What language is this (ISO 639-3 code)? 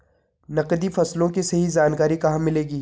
hin